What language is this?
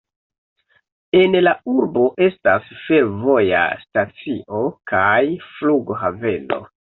Esperanto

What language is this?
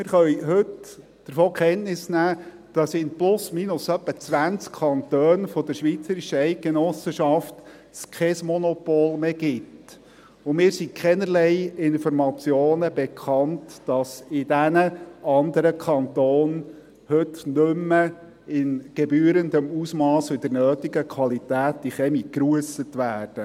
Swiss German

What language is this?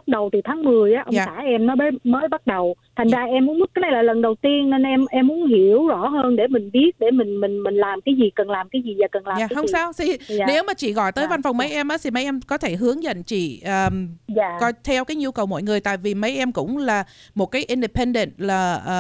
Vietnamese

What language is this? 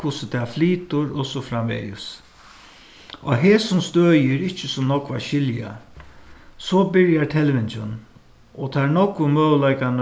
Faroese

